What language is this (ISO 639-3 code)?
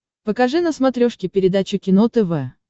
rus